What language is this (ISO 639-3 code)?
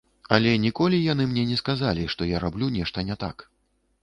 bel